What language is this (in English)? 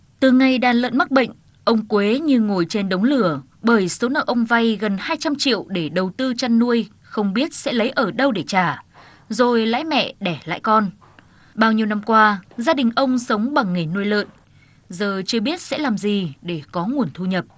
Vietnamese